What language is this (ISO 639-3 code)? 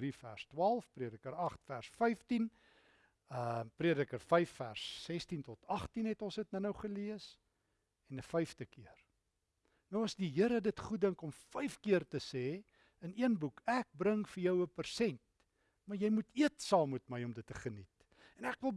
nld